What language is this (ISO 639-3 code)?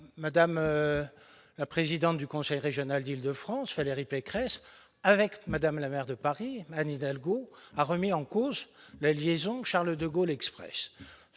fra